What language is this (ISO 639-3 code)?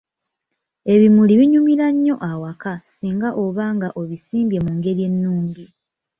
lug